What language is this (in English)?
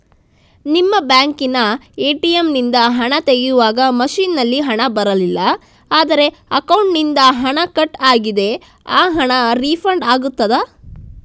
Kannada